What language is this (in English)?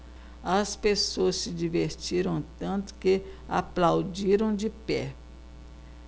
Portuguese